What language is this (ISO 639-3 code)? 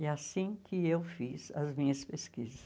por